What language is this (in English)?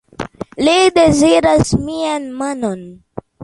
Esperanto